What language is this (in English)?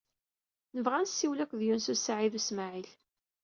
Kabyle